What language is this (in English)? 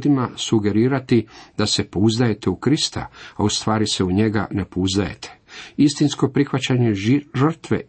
Croatian